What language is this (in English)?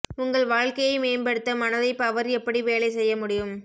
Tamil